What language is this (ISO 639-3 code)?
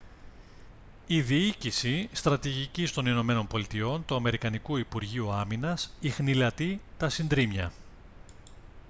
ell